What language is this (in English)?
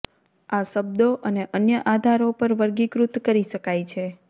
Gujarati